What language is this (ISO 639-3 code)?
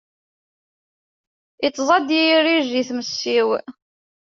kab